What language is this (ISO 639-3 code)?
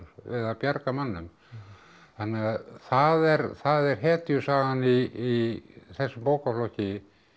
isl